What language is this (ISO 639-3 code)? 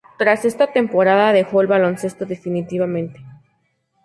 spa